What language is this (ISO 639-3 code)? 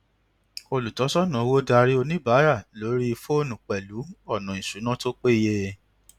yor